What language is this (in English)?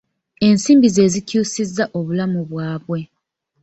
Ganda